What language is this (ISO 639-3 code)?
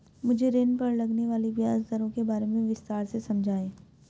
hin